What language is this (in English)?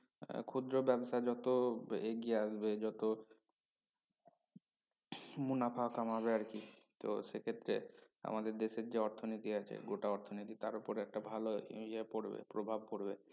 Bangla